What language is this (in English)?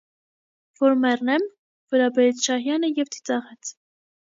Armenian